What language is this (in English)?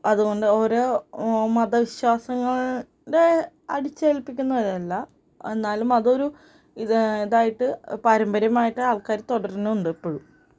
Malayalam